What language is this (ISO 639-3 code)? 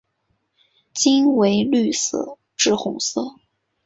zho